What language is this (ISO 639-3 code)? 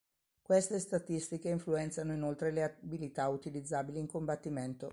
ita